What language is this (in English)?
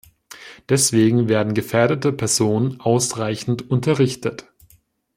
German